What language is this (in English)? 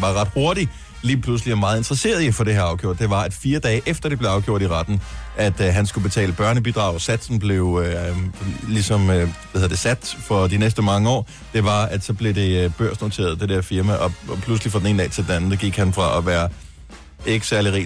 Danish